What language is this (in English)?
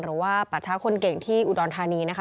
Thai